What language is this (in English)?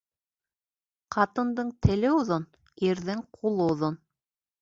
Bashkir